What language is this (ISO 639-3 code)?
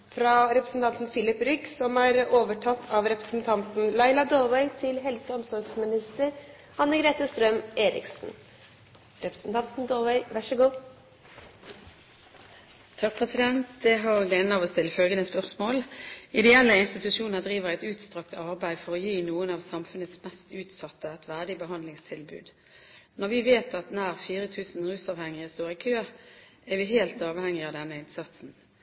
nor